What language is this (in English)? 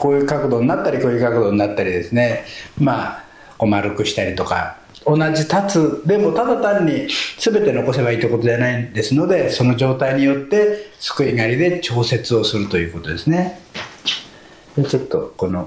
Japanese